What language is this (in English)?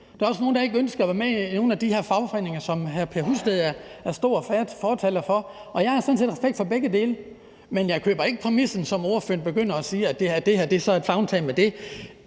Danish